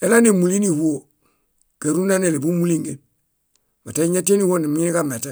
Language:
Bayot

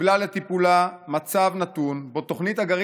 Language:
Hebrew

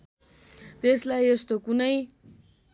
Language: Nepali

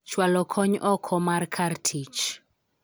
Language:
Luo (Kenya and Tanzania)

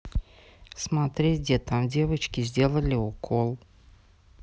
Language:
Russian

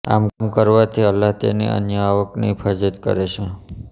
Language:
Gujarati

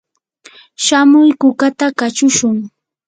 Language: Yanahuanca Pasco Quechua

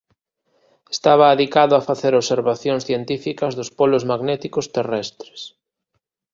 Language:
Galician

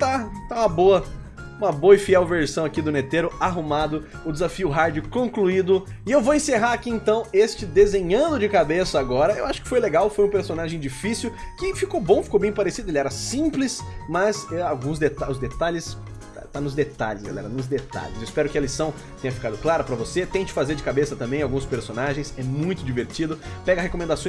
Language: Portuguese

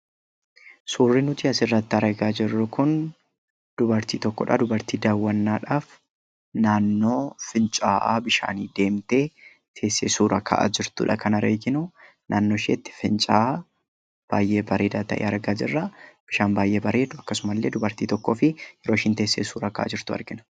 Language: Oromo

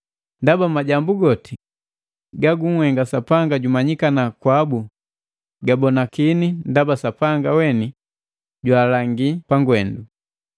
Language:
Matengo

